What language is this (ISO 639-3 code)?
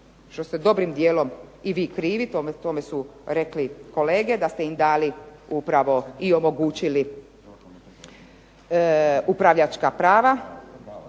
hrv